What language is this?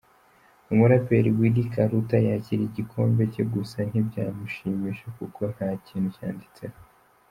Kinyarwanda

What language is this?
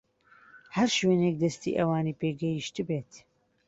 Central Kurdish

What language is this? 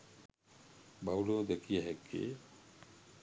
Sinhala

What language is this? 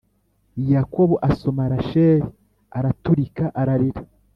Kinyarwanda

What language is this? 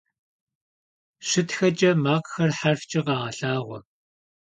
Kabardian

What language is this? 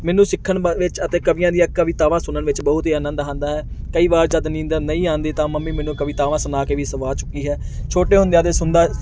Punjabi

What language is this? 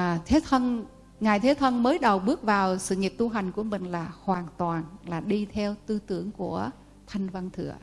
Vietnamese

